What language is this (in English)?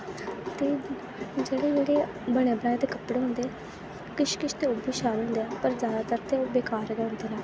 Dogri